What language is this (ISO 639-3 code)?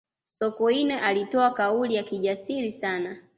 swa